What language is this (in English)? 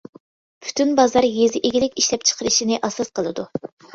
Uyghur